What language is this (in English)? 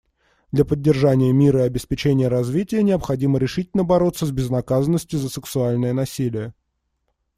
Russian